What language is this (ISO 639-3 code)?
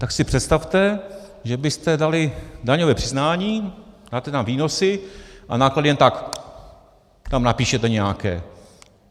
ces